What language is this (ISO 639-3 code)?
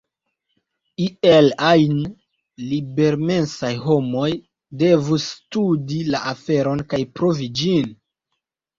epo